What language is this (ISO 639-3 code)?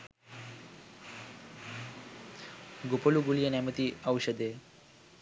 sin